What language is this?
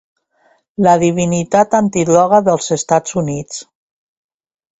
Catalan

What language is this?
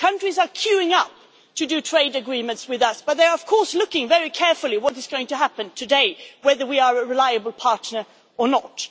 English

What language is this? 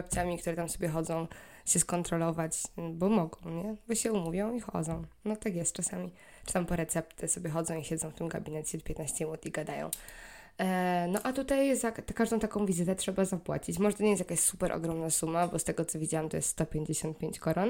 Polish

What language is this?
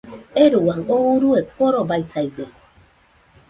Nüpode Huitoto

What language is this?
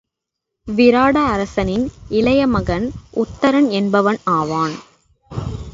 Tamil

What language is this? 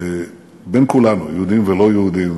Hebrew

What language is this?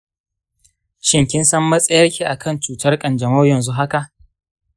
Hausa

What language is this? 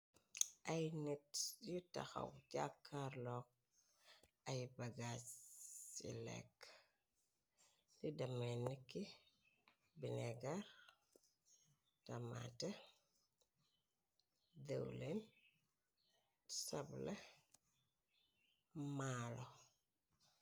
Wolof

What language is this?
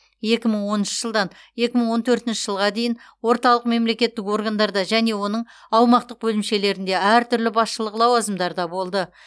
Kazakh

